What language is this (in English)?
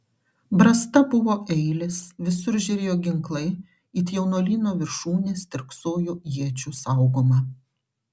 Lithuanian